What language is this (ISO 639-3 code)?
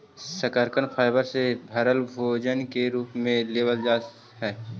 mag